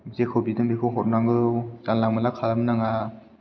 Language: Bodo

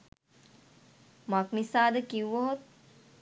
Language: Sinhala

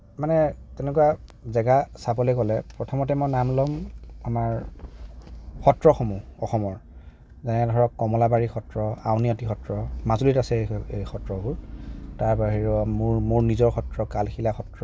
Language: Assamese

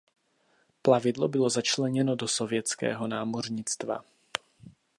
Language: Czech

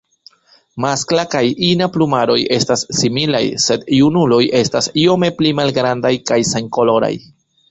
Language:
Esperanto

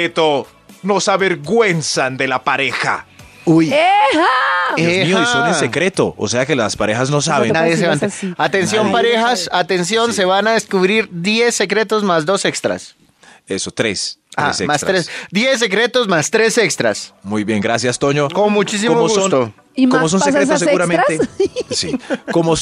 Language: Spanish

